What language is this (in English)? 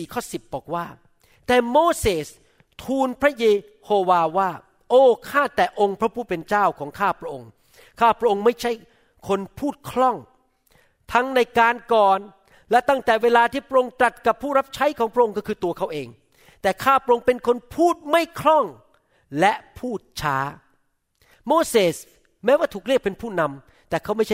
Thai